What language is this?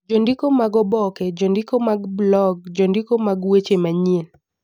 Luo (Kenya and Tanzania)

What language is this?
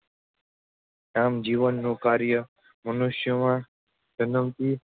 Gujarati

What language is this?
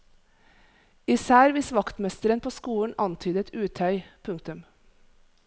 Norwegian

